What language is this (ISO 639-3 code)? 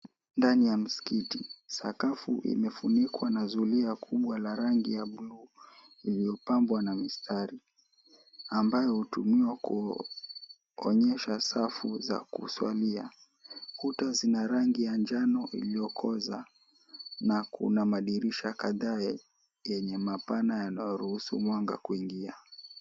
swa